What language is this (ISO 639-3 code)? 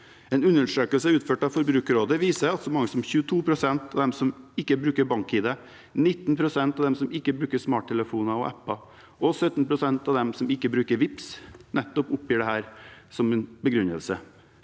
nor